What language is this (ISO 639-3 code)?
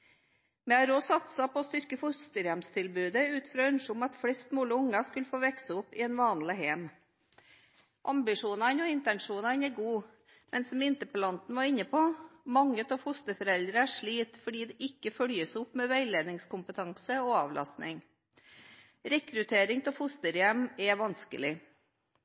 nob